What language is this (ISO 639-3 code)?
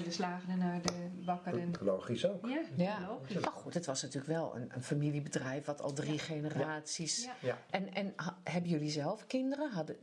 nld